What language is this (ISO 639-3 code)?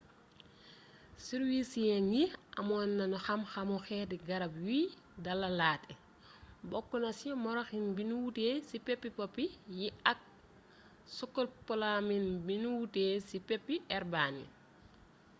wol